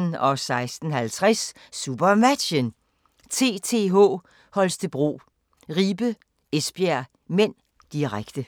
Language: Danish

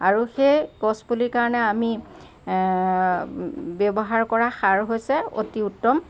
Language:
Assamese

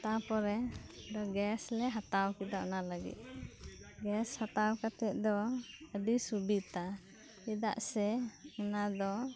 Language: Santali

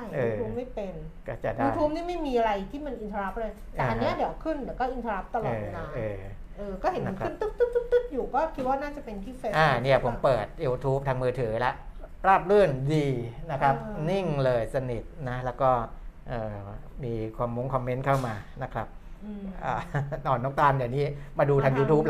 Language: Thai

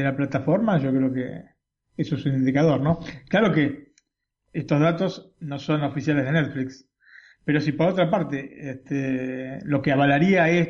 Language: Spanish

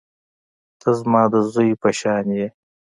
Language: Pashto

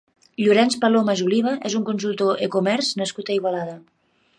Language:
Catalan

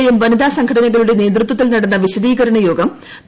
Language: Malayalam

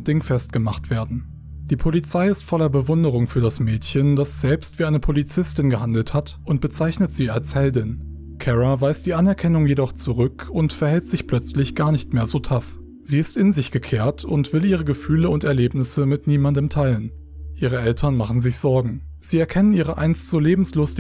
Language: German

